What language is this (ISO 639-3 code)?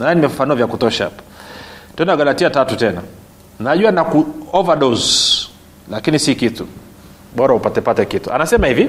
swa